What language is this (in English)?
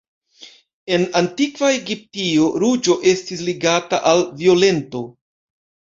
Esperanto